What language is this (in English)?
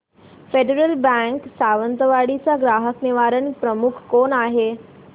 Marathi